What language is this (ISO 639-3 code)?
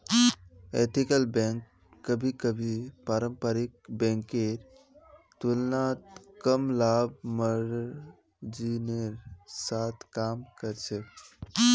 mag